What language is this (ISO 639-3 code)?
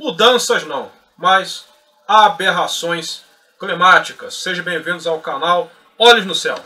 por